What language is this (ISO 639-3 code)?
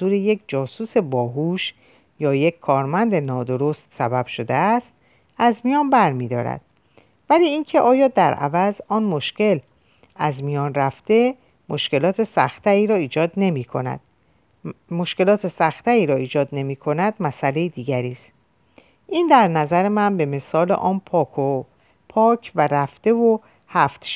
fas